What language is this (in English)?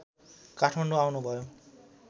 Nepali